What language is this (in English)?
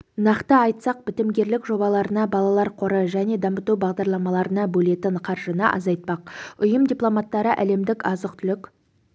Kazakh